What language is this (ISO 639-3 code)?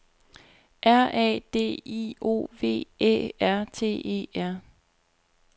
dan